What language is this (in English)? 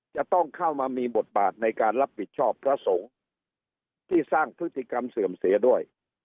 Thai